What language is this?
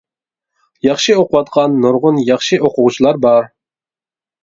Uyghur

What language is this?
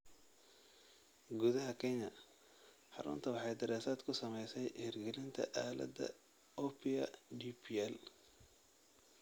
Somali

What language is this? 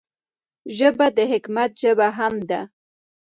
Pashto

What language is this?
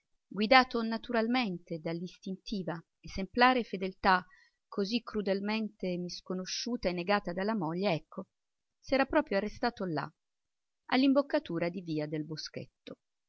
Italian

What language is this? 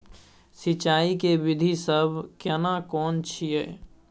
Maithili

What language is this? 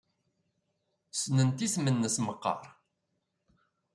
Kabyle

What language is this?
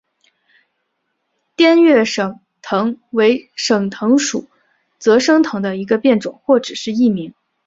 Chinese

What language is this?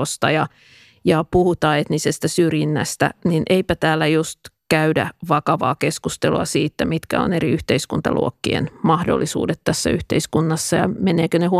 Finnish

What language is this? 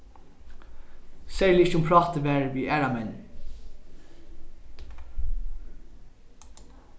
Faroese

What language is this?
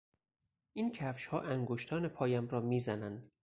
Persian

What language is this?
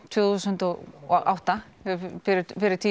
Icelandic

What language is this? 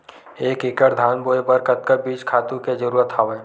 Chhattisgarhi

